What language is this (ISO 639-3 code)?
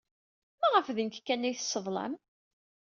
kab